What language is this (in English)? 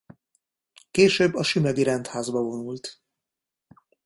Hungarian